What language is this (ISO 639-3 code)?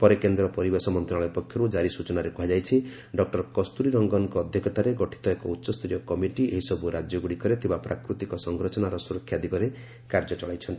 ori